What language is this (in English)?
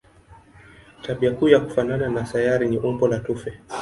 Swahili